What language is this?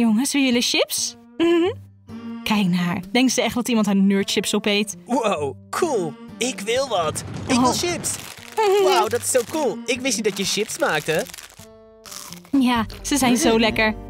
Dutch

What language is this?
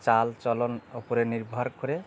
Bangla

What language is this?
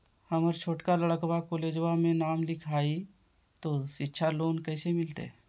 Magahi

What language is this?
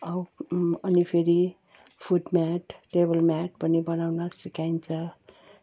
Nepali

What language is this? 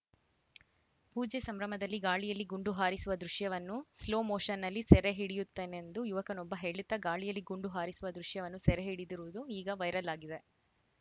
Kannada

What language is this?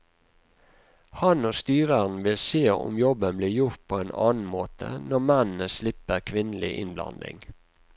Norwegian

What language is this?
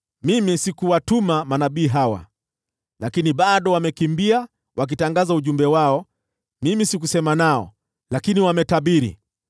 Swahili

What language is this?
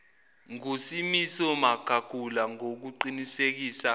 Zulu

